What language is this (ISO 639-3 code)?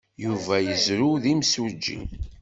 kab